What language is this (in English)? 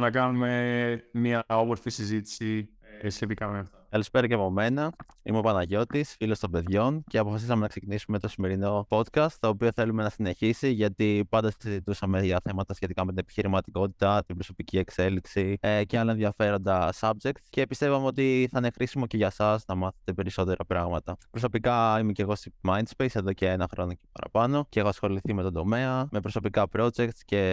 Greek